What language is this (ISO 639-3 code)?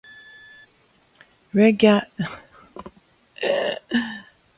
lav